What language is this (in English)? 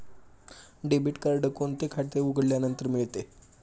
Marathi